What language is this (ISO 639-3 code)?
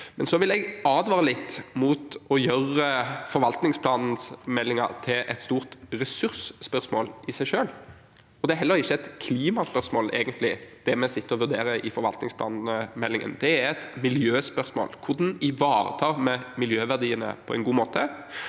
nor